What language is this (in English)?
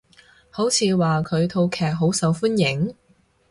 Cantonese